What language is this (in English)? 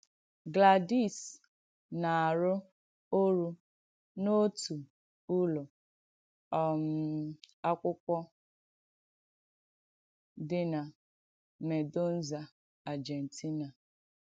Igbo